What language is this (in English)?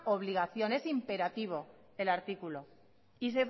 Spanish